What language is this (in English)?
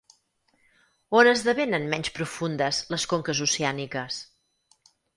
Catalan